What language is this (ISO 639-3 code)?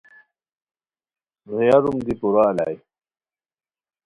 khw